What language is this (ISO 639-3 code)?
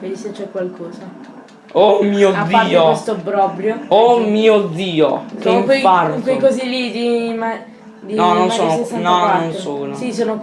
ita